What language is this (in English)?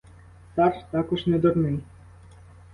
Ukrainian